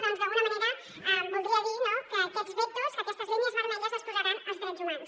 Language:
Catalan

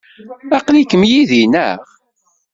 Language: Kabyle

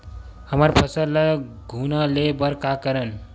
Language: Chhattisgarhi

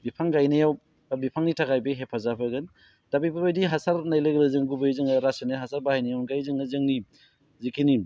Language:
Bodo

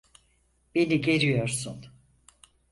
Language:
Turkish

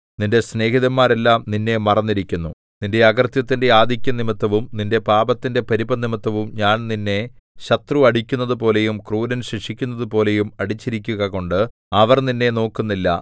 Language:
Malayalam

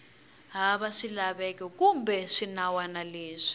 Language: Tsonga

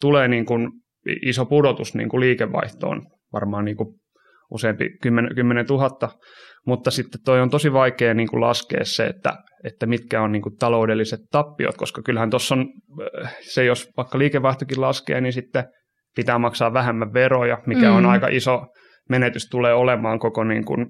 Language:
Finnish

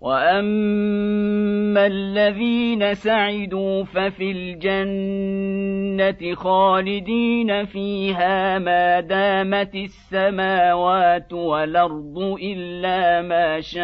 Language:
Arabic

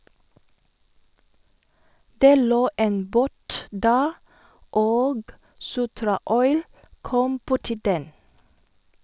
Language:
Norwegian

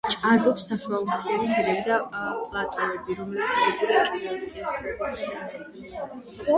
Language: Georgian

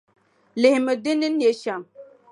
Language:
Dagbani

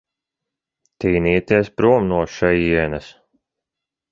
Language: Latvian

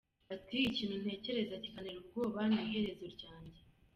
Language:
Kinyarwanda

